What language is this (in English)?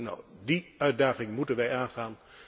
Dutch